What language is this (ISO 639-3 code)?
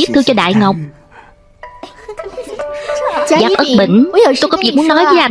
vie